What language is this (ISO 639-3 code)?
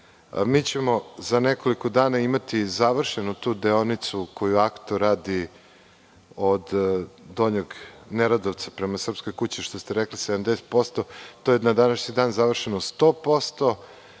srp